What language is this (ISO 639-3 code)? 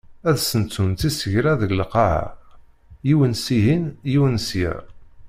kab